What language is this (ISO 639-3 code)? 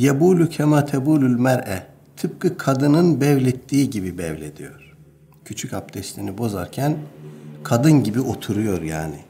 tur